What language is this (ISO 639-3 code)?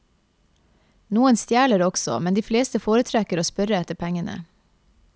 nor